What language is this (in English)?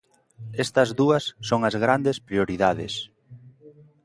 Galician